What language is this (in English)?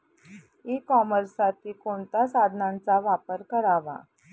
Marathi